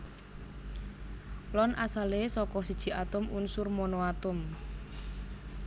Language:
Javanese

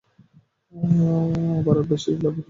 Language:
Bangla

